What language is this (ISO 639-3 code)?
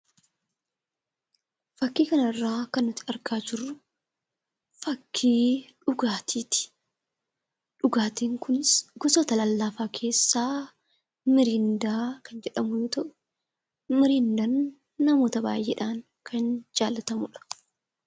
orm